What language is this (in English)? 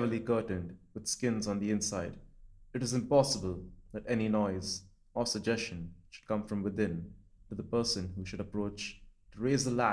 English